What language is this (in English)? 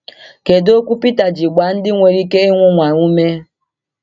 Igbo